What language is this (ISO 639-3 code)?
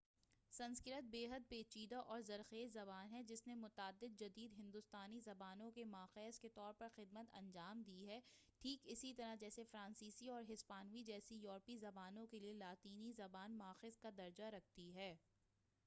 urd